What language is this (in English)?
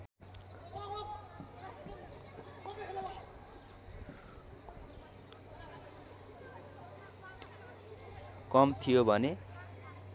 Nepali